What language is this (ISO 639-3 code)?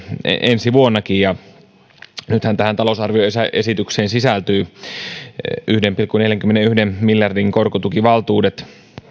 fin